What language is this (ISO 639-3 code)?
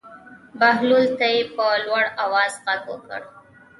pus